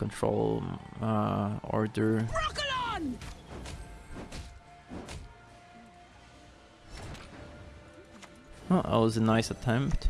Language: English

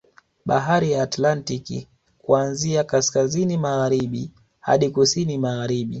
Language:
Swahili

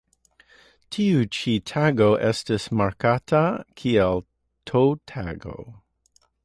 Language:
Esperanto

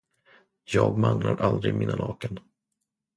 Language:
Swedish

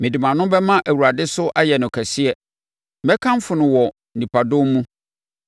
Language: Akan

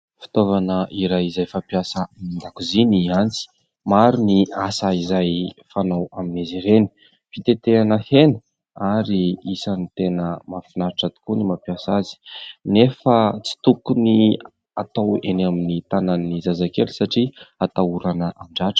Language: Malagasy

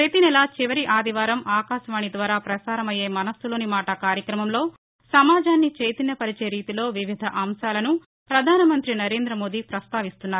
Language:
Telugu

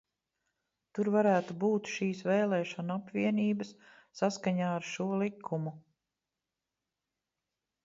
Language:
Latvian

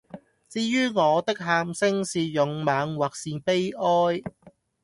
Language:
Cantonese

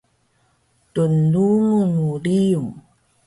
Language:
Taroko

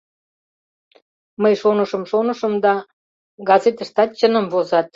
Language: Mari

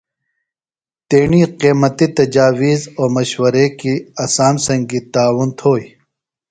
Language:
Phalura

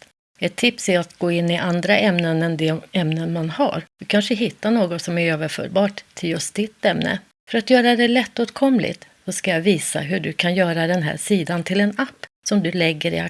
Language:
Swedish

